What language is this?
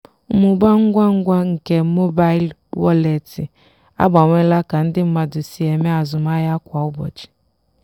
Igbo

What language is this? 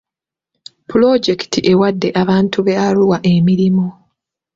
Ganda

